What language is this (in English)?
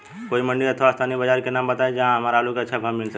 Bhojpuri